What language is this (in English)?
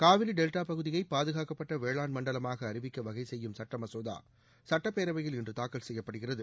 Tamil